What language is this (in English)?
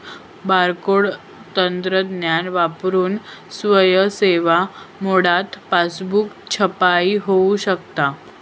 Marathi